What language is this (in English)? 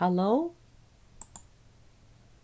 Faroese